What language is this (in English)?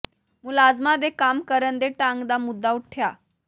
Punjabi